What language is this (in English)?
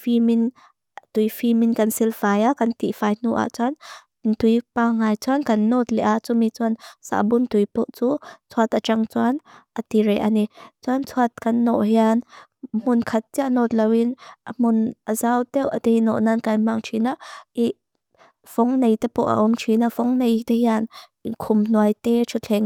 Mizo